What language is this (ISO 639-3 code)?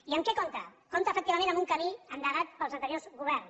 cat